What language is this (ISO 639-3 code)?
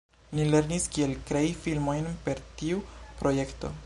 epo